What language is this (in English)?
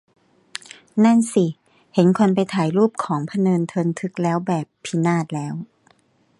Thai